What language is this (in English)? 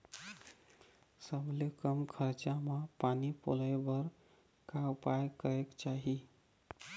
Chhattisgarhi